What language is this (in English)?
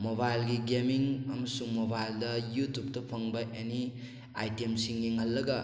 Manipuri